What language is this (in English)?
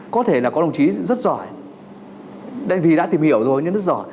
Vietnamese